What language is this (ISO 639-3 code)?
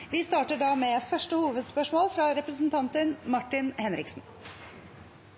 nob